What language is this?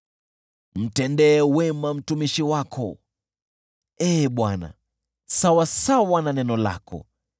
Swahili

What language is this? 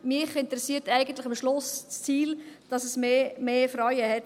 Swiss German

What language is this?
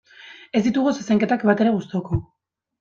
Basque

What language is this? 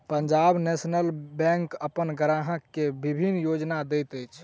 Maithili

